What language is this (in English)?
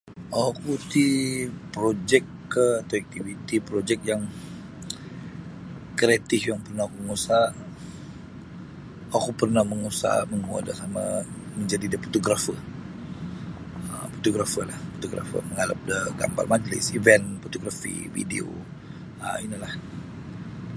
Sabah Bisaya